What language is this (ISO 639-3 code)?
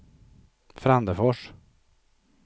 swe